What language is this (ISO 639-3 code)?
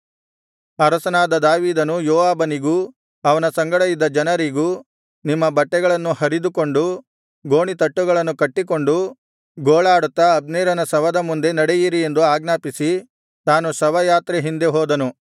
kan